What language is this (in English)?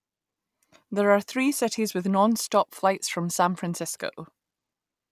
English